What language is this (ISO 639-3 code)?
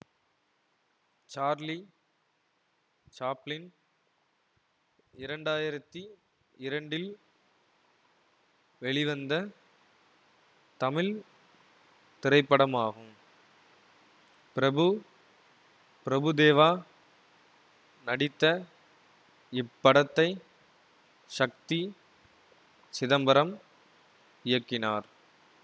tam